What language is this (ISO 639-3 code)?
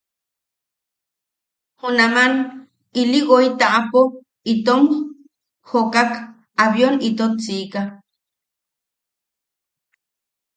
yaq